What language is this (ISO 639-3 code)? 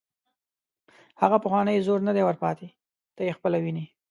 pus